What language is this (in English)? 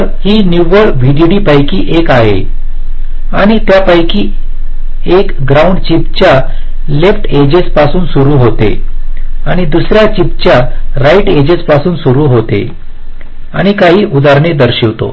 Marathi